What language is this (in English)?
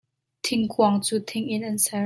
Hakha Chin